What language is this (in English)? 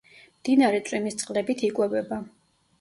Georgian